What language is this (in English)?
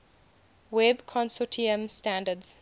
English